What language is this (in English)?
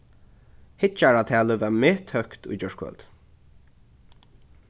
Faroese